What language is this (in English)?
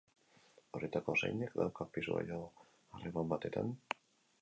Basque